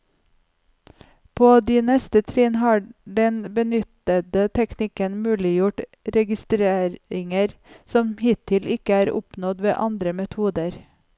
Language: Norwegian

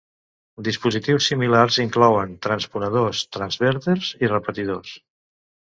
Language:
Catalan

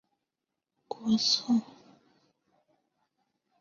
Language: Chinese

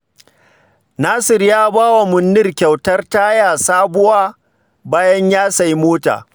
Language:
Hausa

